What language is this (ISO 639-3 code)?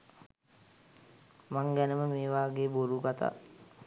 sin